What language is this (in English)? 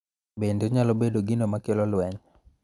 Luo (Kenya and Tanzania)